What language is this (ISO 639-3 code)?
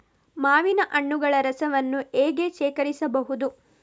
kan